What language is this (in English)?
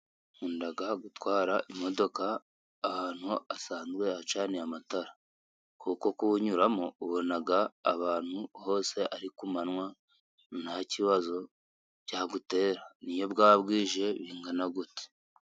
Kinyarwanda